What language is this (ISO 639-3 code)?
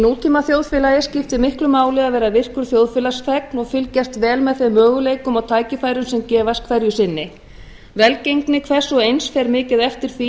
isl